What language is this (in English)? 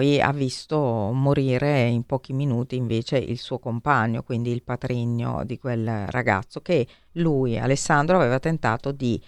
Italian